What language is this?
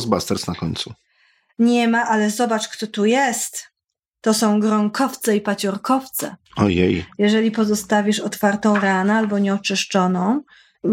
Polish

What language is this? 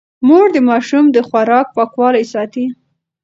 Pashto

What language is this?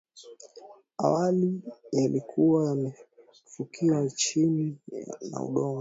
Swahili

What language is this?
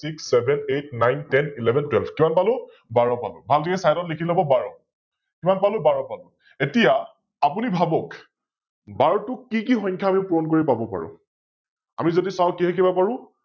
Assamese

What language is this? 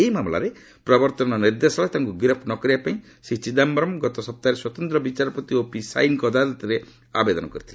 Odia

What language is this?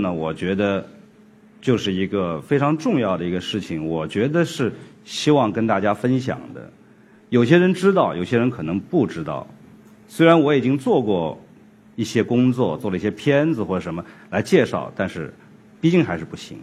Chinese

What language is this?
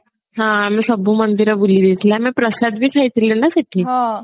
Odia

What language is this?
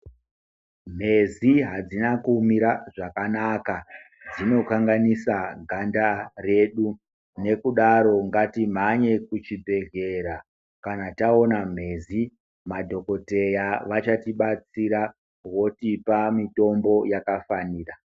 Ndau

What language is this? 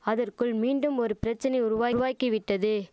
Tamil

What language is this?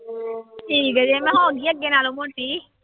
Punjabi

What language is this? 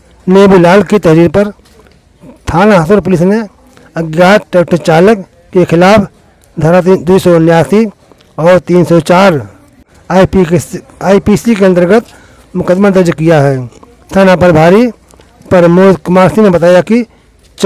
Hindi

